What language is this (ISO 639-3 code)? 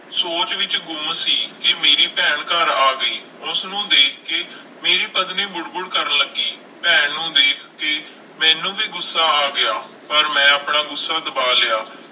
pan